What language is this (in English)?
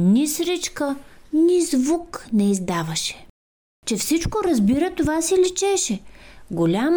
Bulgarian